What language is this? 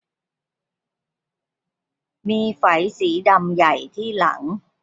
Thai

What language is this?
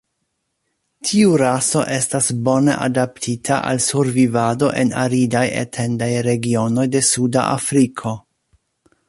Esperanto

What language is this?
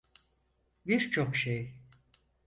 Turkish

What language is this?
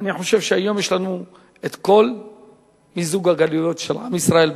Hebrew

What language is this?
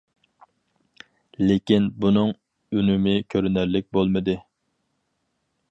Uyghur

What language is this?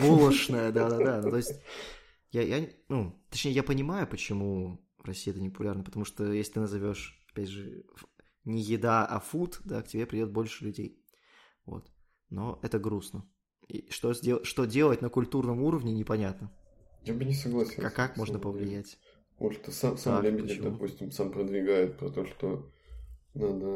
Russian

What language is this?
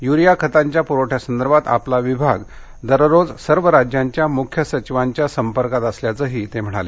Marathi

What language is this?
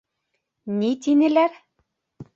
Bashkir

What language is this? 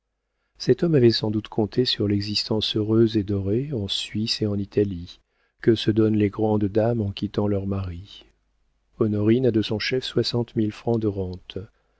French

